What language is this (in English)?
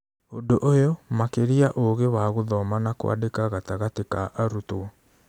Kikuyu